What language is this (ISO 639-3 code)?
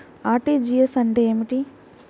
tel